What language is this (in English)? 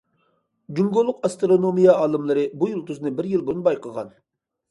Uyghur